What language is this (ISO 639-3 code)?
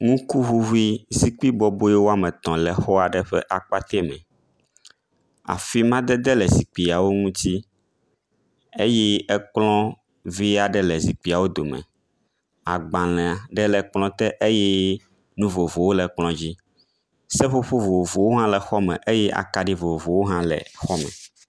ewe